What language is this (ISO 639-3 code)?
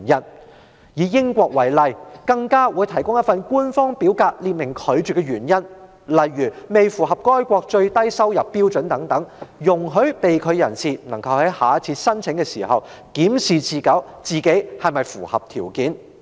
yue